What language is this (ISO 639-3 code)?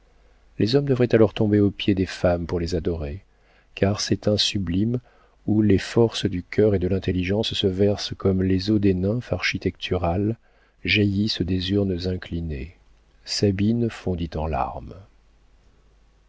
fra